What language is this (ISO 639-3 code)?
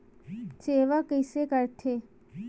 hne